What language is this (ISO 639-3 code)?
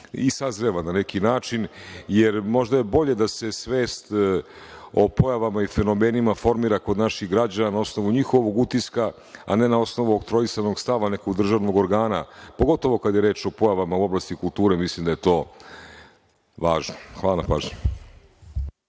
srp